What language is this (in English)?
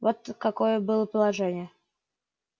Russian